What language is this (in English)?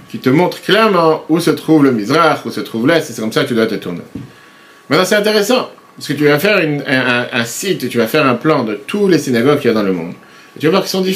French